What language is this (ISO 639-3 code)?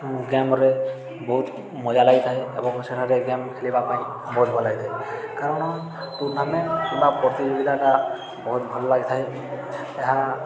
ori